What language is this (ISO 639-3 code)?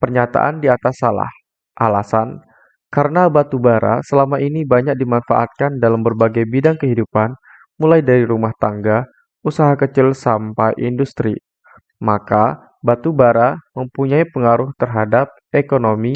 ind